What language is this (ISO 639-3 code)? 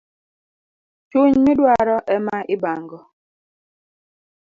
luo